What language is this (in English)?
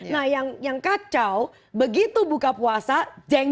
Indonesian